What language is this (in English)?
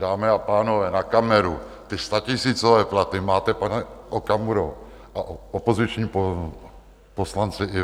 Czech